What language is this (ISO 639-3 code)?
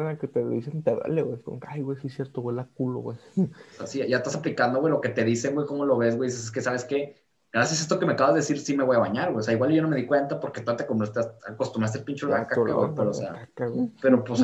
spa